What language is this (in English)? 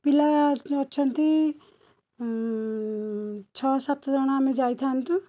Odia